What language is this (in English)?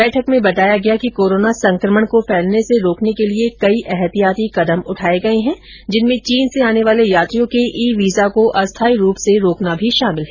Hindi